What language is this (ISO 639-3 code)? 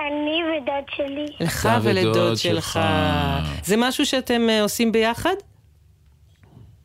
heb